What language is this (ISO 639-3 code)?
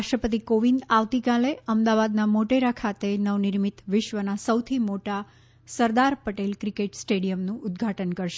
guj